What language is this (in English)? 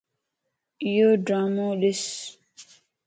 Lasi